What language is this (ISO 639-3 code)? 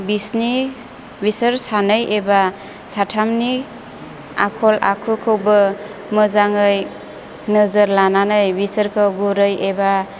brx